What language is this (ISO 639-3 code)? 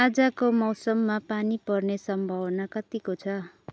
nep